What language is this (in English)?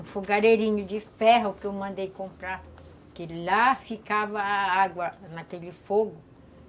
Portuguese